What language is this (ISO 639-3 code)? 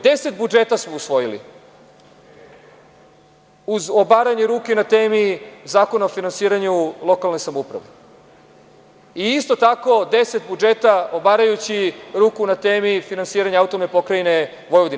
srp